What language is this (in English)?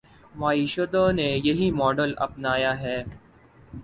Urdu